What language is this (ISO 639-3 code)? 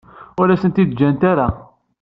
kab